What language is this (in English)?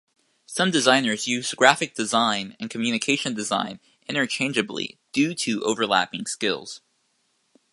English